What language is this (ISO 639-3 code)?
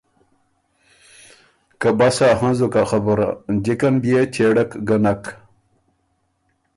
oru